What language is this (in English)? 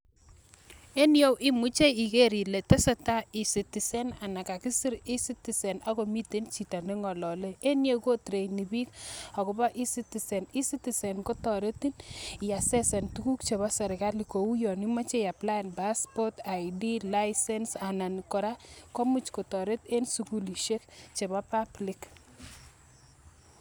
Kalenjin